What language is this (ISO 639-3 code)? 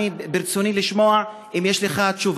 heb